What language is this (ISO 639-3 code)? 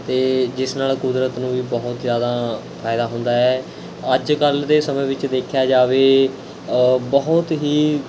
pan